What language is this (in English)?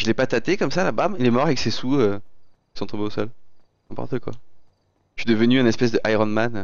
French